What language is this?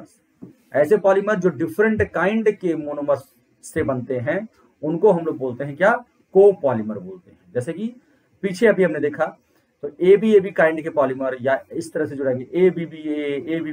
Hindi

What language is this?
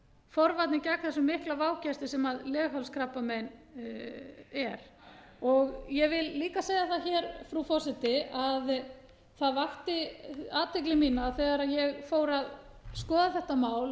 Icelandic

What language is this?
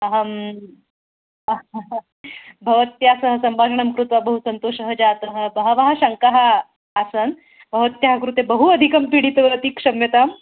Sanskrit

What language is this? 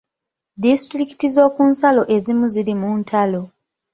Ganda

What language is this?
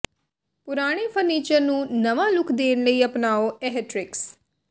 Punjabi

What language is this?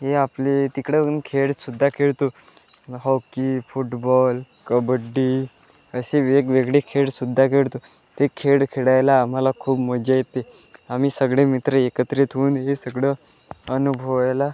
Marathi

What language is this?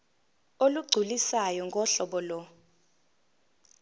Zulu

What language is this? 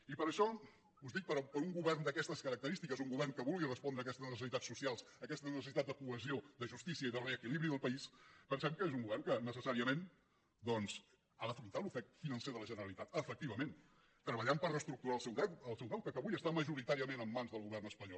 Catalan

